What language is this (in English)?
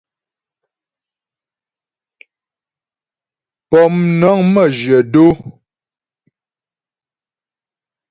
Ghomala